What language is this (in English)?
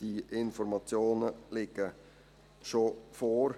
Swiss German